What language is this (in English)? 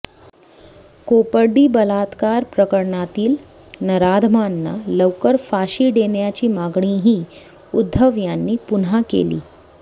Marathi